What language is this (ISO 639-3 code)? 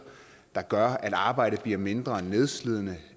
dan